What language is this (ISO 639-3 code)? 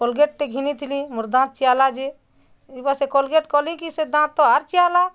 ori